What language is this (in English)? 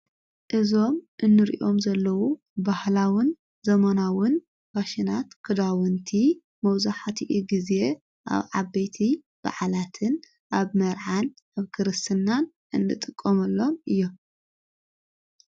Tigrinya